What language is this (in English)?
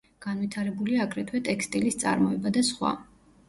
Georgian